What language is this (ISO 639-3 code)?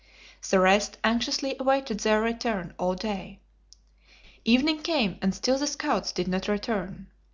eng